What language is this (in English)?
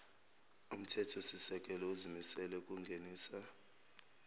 Zulu